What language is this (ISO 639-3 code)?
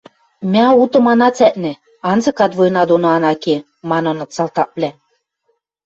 mrj